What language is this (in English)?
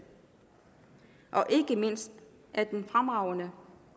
Danish